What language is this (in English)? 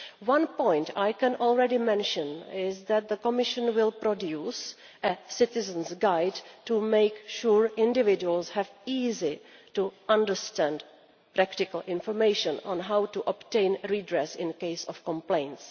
English